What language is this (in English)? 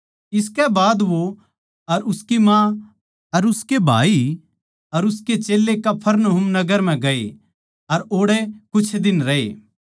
Haryanvi